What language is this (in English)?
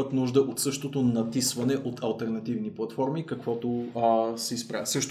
Bulgarian